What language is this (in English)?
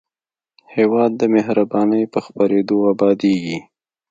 Pashto